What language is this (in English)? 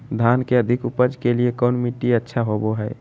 Magahi